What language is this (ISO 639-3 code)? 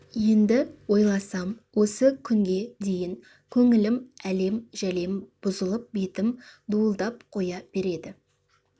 kaz